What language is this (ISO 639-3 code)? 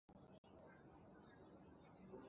cnh